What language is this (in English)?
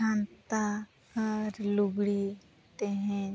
Santali